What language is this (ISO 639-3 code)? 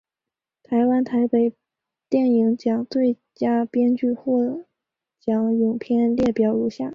zho